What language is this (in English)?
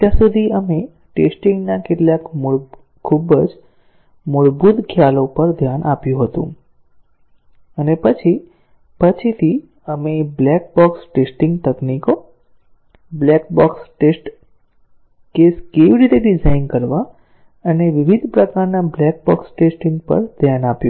Gujarati